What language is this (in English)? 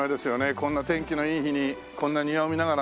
Japanese